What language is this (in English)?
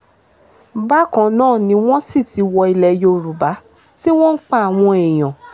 Yoruba